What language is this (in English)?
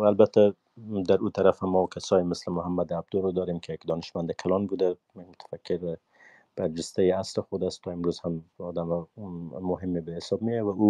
Persian